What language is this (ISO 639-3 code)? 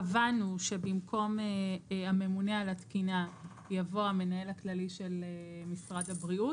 heb